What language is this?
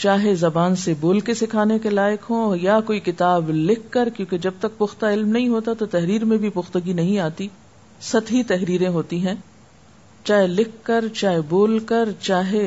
Urdu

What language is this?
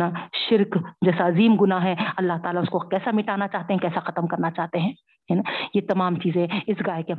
Urdu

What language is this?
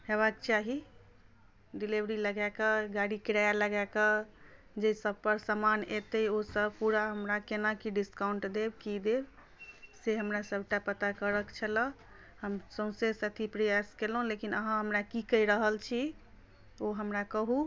Maithili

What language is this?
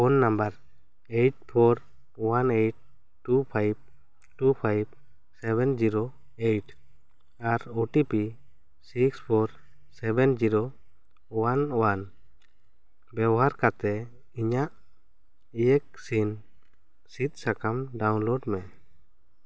Santali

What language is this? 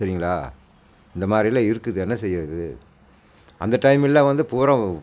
Tamil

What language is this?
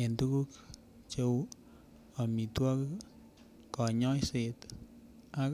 Kalenjin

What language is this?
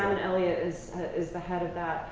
English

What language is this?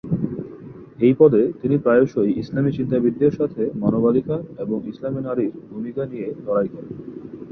Bangla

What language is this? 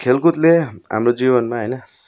Nepali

